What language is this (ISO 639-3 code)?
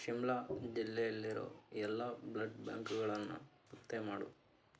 kan